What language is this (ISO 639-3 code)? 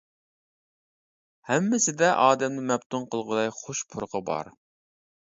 uig